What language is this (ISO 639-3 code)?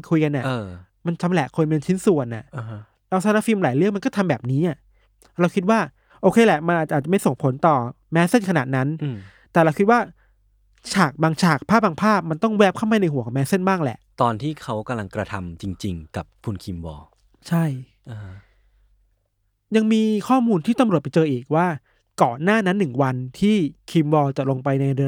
tha